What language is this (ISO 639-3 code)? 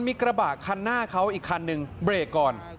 tha